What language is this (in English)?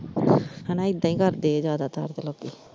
Punjabi